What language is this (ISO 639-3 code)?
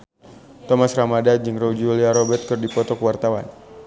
sun